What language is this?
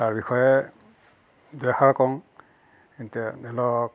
Assamese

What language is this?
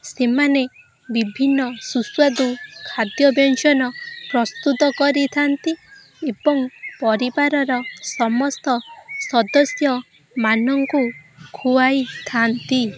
Odia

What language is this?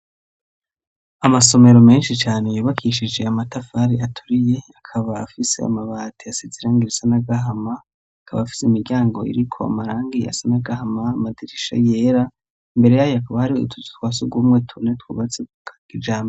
Rundi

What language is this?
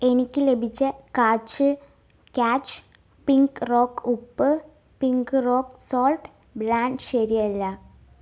Malayalam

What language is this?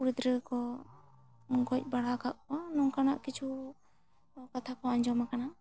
Santali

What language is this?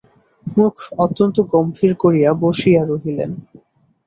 Bangla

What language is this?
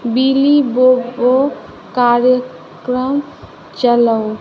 Maithili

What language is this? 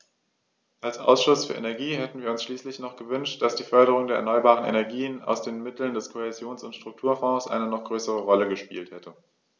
German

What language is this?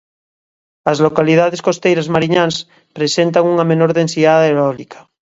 Galician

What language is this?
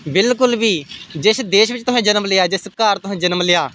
Dogri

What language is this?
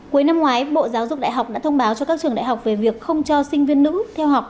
Vietnamese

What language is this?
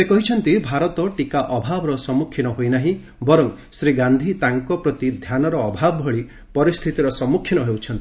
Odia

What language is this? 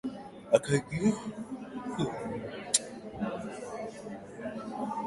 Swahili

